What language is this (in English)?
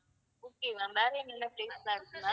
Tamil